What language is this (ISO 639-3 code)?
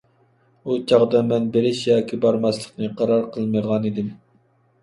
uig